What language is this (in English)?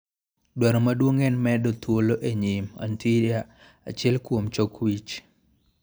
Luo (Kenya and Tanzania)